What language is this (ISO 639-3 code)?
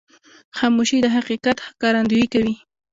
pus